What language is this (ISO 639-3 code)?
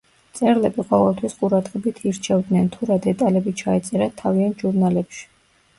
kat